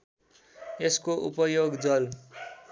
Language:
Nepali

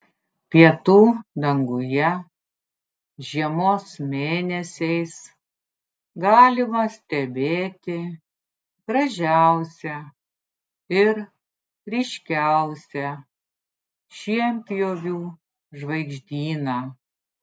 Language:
Lithuanian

